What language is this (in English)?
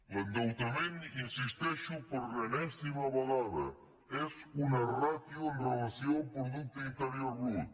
Catalan